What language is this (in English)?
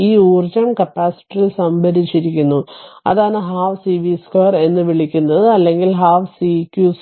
Malayalam